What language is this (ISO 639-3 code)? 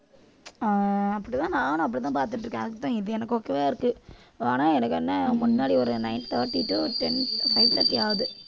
tam